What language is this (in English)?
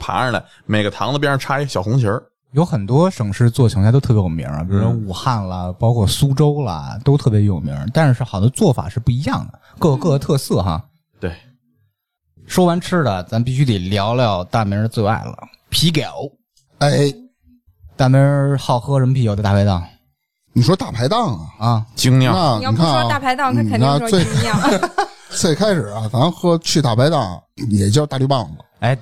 Chinese